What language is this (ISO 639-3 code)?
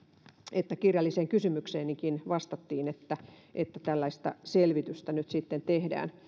fin